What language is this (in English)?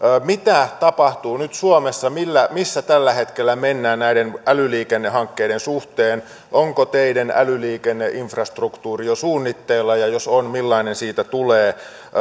Finnish